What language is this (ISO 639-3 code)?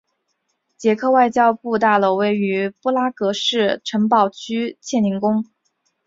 zho